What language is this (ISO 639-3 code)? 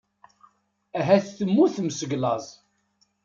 kab